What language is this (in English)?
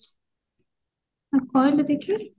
Odia